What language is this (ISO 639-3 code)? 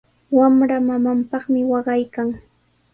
qws